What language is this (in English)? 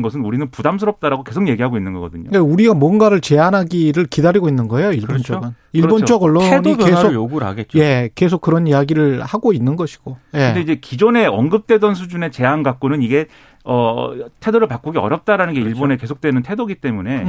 Korean